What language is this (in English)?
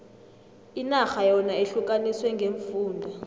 South Ndebele